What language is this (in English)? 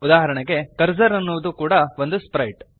Kannada